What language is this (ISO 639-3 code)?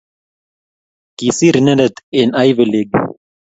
kln